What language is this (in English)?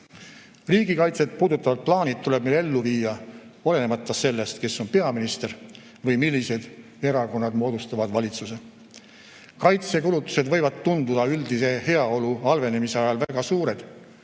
Estonian